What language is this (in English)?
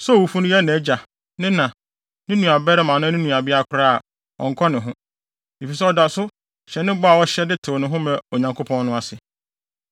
Akan